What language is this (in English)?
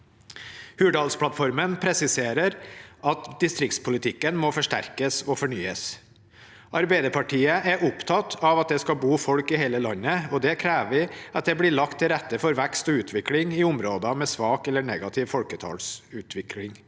Norwegian